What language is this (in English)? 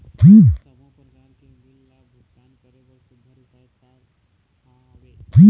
Chhattisgarhi